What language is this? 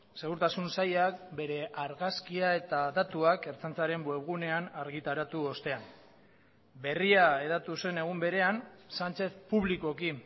Basque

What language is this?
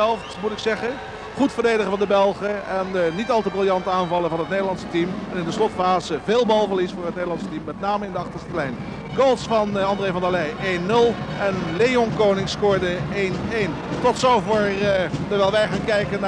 Dutch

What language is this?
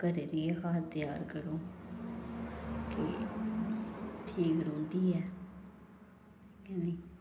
Dogri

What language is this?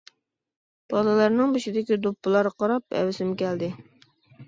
Uyghur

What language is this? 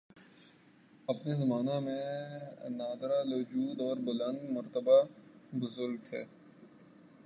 Urdu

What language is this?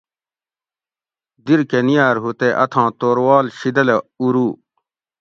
Gawri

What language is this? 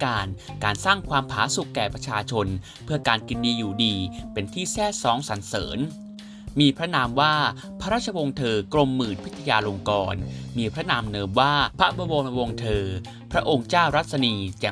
Thai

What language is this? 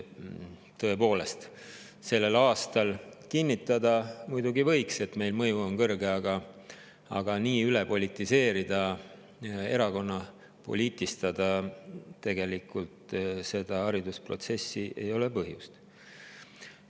Estonian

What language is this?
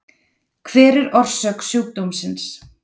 Icelandic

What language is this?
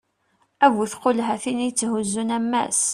Kabyle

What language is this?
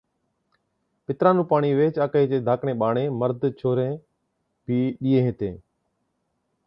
Od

